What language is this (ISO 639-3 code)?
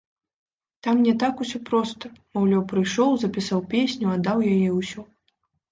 bel